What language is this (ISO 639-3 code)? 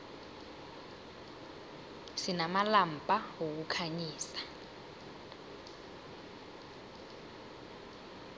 nbl